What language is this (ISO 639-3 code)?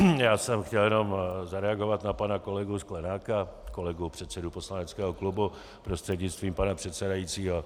ces